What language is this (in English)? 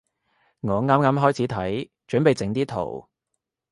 Cantonese